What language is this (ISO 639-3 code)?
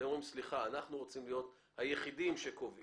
heb